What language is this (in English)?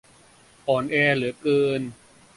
Thai